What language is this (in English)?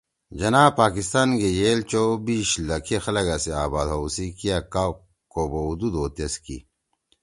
Torwali